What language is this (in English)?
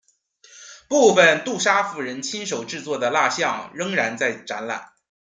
Chinese